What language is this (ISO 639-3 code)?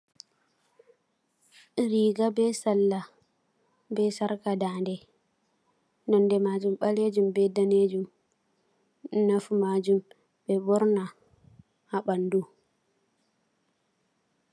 ful